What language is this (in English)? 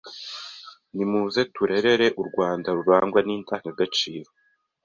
Kinyarwanda